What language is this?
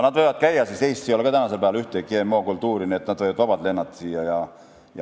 Estonian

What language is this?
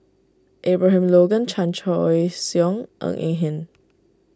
English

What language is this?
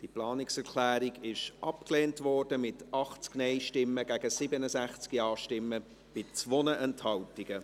Swiss German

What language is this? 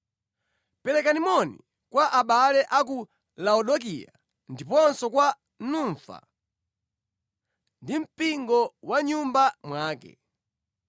Nyanja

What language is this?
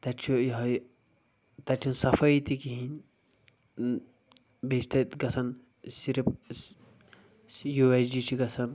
Kashmiri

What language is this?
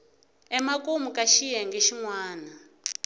Tsonga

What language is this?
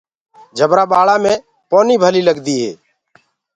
Gurgula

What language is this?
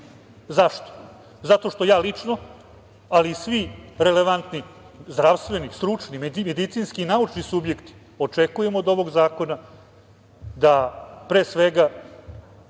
Serbian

